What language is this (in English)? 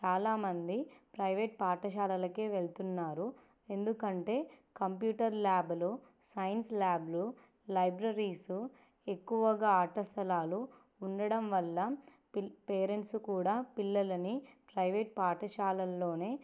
Telugu